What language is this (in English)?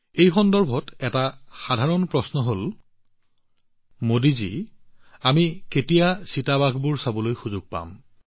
Assamese